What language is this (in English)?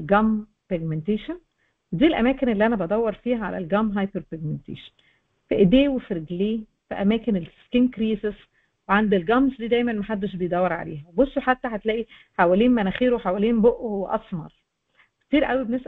Arabic